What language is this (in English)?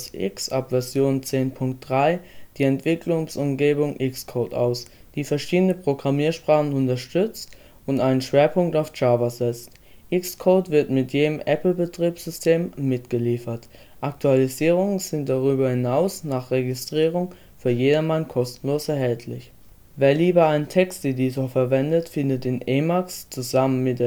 German